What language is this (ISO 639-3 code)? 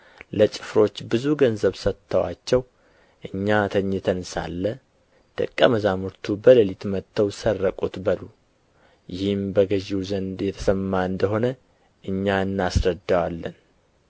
amh